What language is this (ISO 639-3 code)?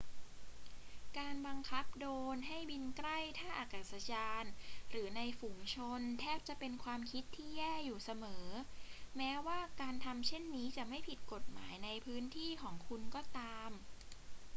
tha